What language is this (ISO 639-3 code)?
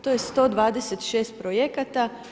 hrv